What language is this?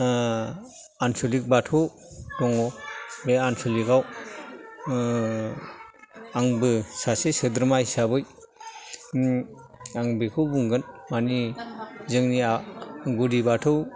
Bodo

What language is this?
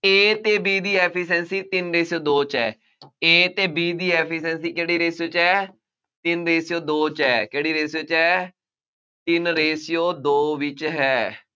Punjabi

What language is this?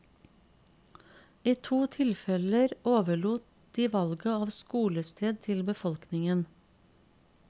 Norwegian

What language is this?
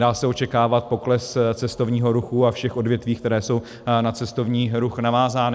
Czech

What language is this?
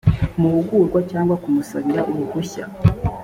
Kinyarwanda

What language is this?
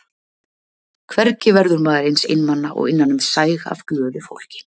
Icelandic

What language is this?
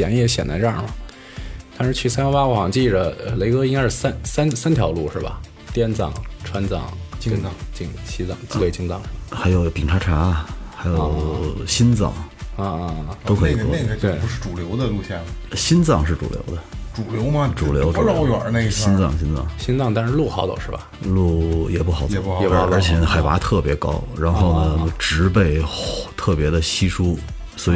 Chinese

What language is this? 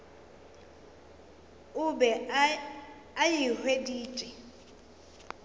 Northern Sotho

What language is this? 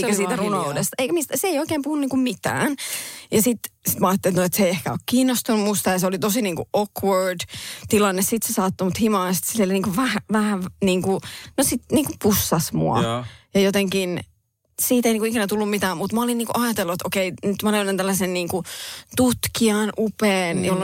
Finnish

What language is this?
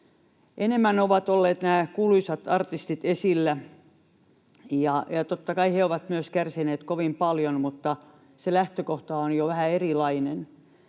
Finnish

